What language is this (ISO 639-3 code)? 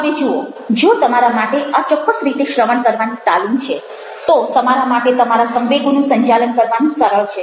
guj